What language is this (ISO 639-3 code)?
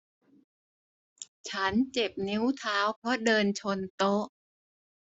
tha